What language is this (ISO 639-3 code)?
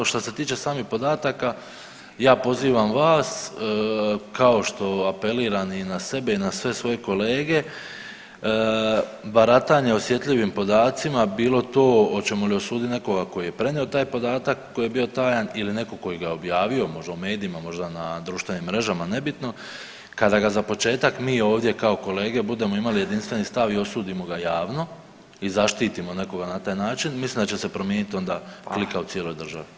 hrv